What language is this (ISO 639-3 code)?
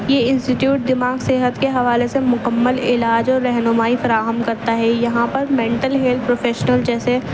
urd